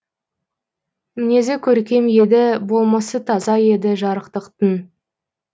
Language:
Kazakh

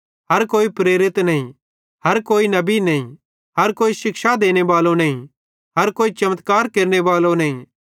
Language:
Bhadrawahi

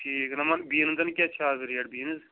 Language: Kashmiri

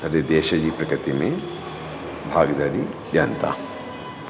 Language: Sindhi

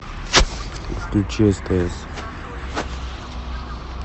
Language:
Russian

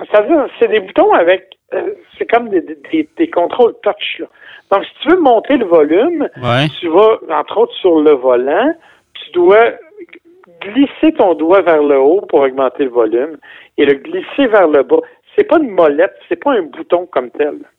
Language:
French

